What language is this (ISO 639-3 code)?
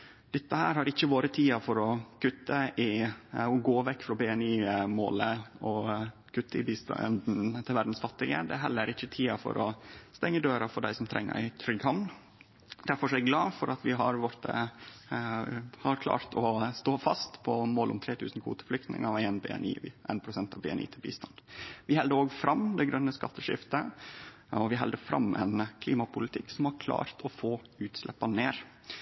nno